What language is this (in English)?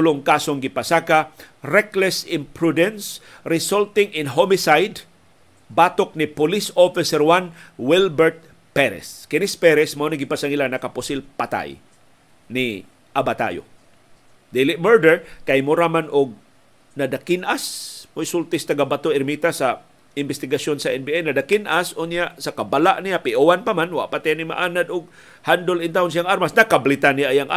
Filipino